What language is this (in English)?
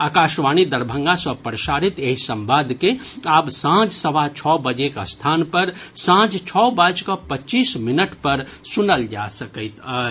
Maithili